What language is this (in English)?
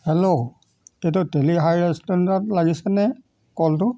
Assamese